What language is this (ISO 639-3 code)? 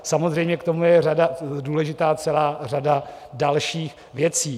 ces